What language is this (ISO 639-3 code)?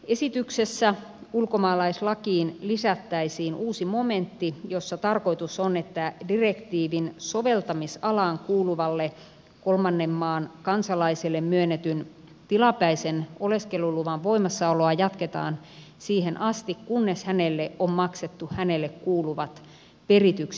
fin